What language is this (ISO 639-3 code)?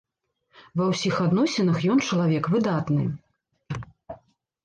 bel